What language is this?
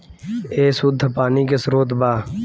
Bhojpuri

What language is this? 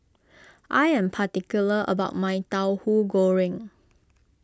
English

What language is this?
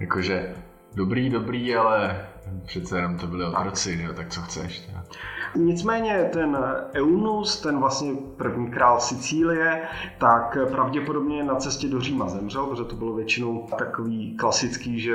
Czech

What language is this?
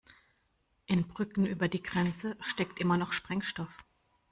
German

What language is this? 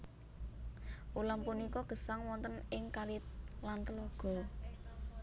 Javanese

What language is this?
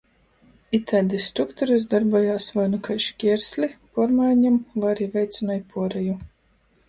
Latgalian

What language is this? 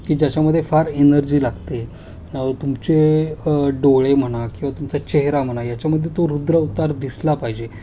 Marathi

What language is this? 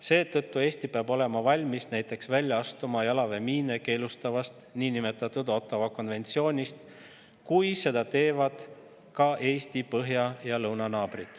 Estonian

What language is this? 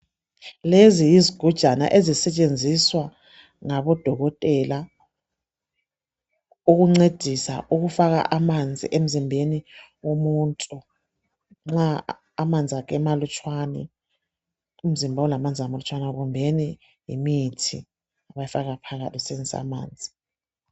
North Ndebele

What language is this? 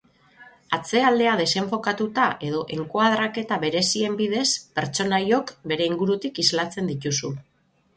Basque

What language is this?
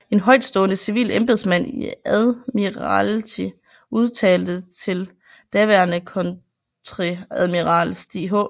Danish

